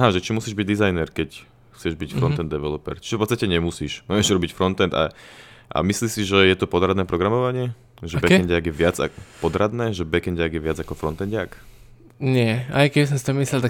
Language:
Slovak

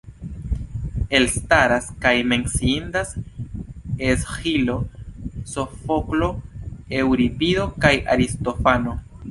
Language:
Esperanto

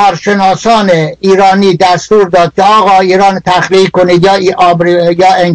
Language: Persian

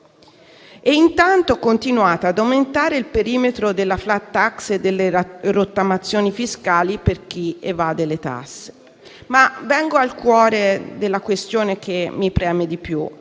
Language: Italian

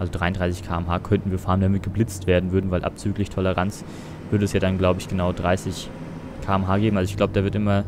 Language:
German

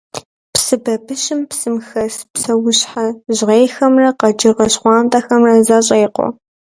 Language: Kabardian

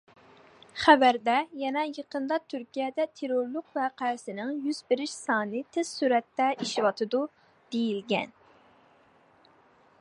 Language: Uyghur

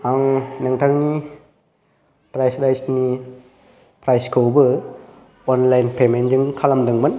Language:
Bodo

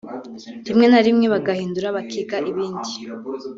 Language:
Kinyarwanda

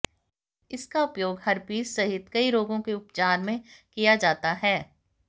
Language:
Hindi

